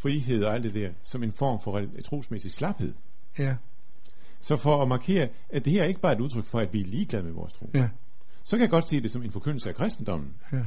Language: Danish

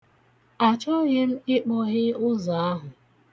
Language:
Igbo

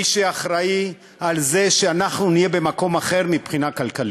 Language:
Hebrew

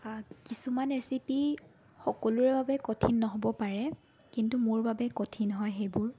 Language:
Assamese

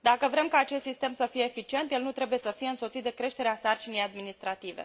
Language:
Romanian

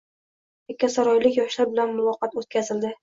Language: Uzbek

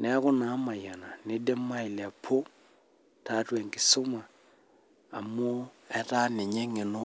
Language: Masai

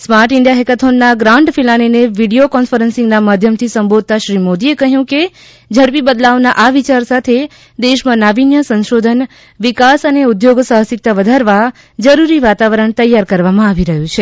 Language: Gujarati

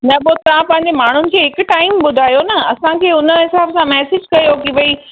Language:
Sindhi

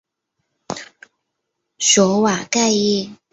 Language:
Chinese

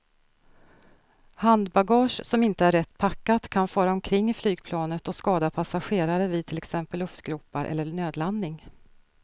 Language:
Swedish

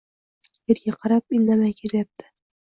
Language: Uzbek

